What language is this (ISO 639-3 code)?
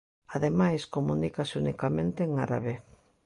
glg